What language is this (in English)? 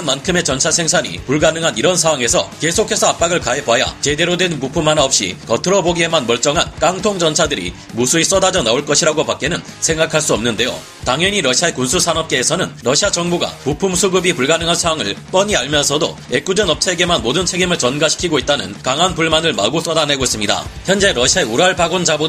Korean